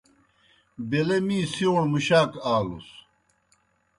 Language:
Kohistani Shina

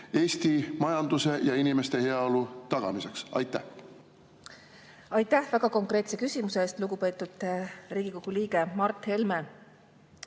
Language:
Estonian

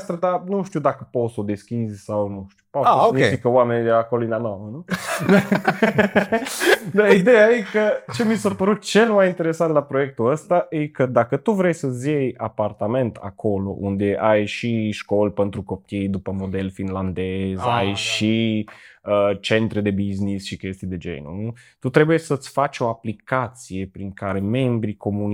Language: Romanian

